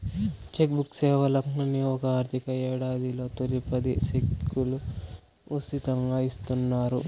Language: Telugu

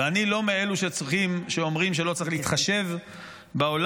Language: Hebrew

